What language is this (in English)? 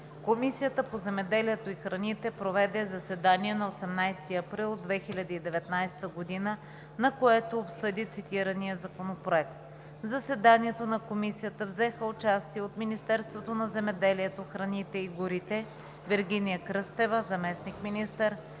Bulgarian